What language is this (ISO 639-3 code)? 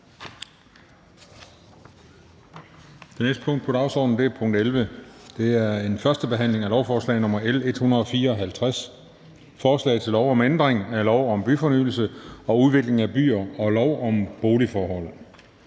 dan